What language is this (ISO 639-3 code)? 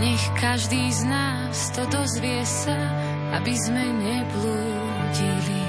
slk